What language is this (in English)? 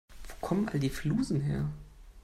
German